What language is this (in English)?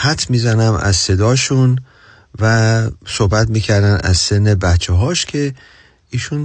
Persian